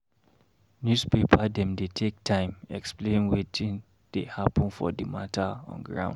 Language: Nigerian Pidgin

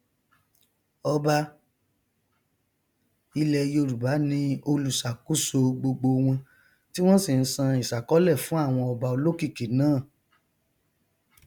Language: Yoruba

